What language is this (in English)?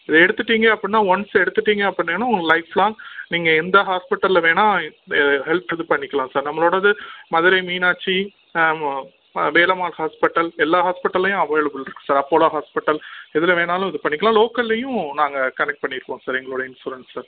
Tamil